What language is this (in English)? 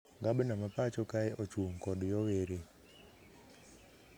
Luo (Kenya and Tanzania)